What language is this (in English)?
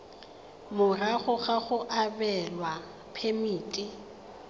Tswana